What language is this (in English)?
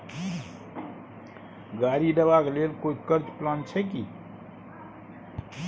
Maithili